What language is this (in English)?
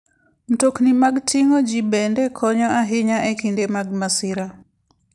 Luo (Kenya and Tanzania)